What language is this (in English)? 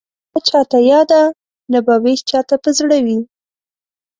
Pashto